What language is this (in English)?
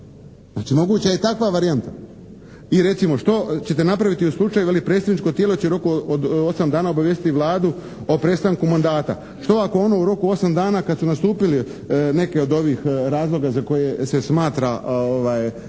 Croatian